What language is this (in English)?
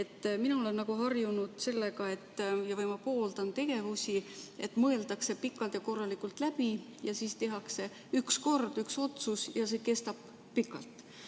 Estonian